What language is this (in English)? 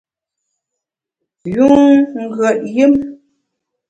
Bamun